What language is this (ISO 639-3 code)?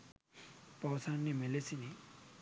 sin